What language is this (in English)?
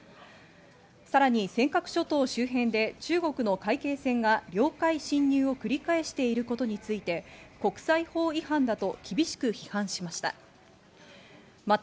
Japanese